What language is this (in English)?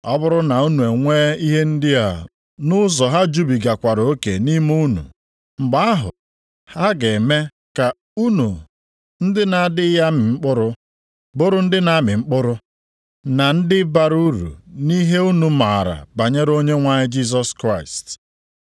Igbo